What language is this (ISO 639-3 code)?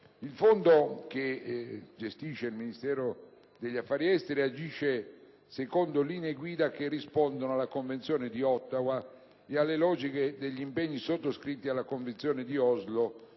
ita